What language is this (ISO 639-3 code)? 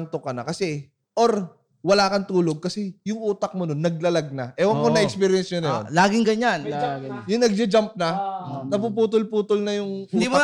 fil